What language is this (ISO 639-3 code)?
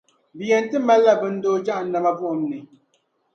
dag